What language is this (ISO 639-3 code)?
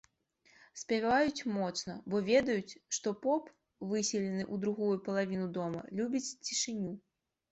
bel